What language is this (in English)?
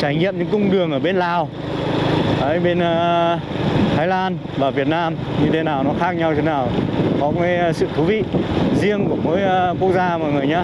Vietnamese